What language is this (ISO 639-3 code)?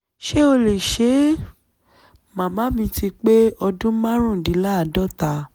yor